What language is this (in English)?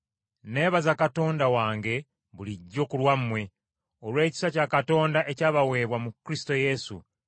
Ganda